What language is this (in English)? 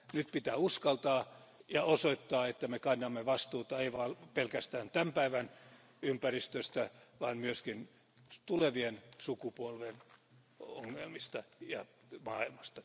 Finnish